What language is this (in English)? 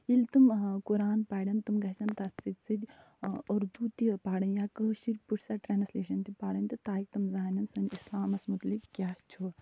Kashmiri